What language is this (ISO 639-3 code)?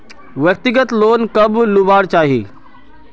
mag